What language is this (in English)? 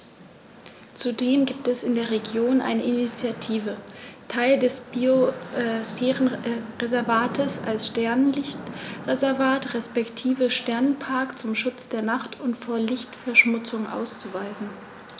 German